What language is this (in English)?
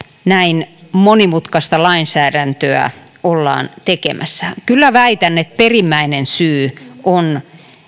Finnish